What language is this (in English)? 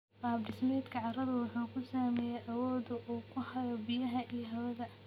Somali